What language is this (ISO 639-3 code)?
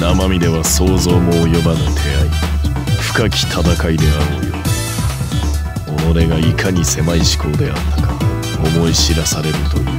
jpn